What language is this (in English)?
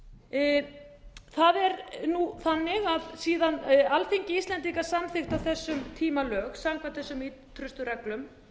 Icelandic